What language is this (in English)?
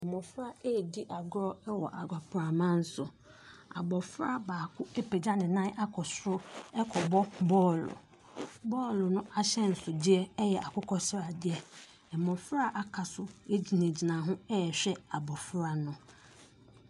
Akan